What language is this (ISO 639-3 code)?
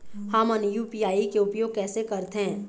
hne